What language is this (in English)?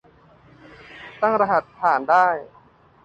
Thai